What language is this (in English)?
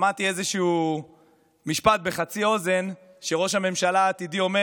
Hebrew